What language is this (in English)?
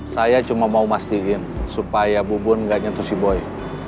Indonesian